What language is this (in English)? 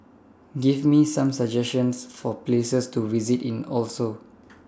English